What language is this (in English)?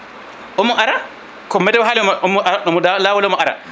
Fula